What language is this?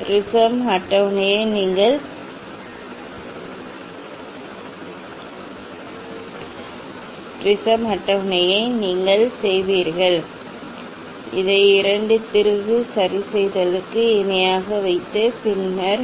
Tamil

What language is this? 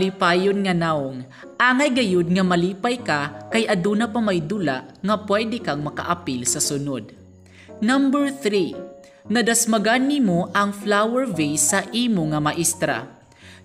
Filipino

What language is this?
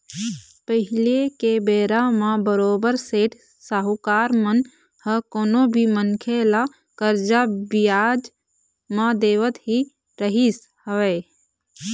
Chhattisgarhi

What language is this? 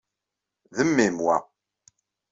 Kabyle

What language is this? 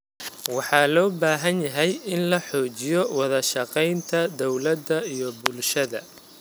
Somali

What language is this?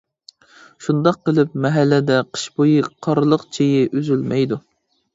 Uyghur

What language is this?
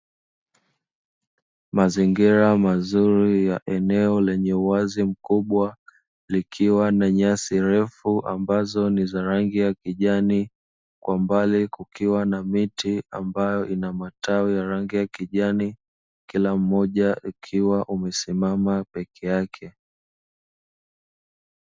Swahili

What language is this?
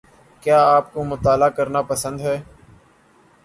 Urdu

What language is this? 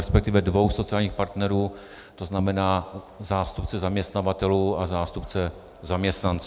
Czech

